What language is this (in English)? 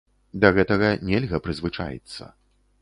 Belarusian